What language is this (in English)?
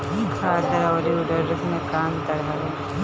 Bhojpuri